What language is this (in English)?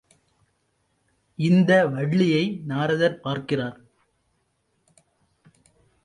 Tamil